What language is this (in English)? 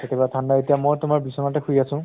Assamese